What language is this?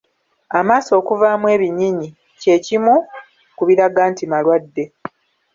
Ganda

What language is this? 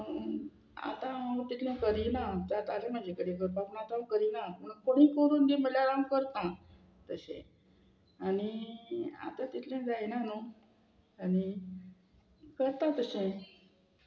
Konkani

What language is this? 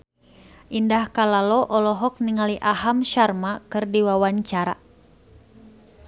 Sundanese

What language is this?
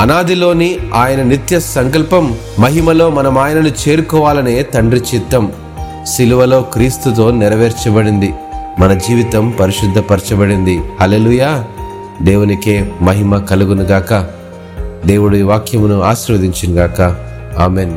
Telugu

